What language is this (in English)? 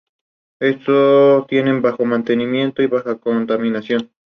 Spanish